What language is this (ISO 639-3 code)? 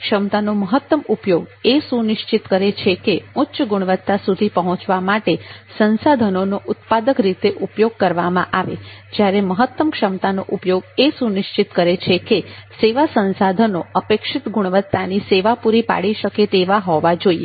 guj